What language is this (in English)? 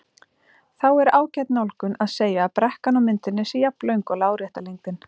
Icelandic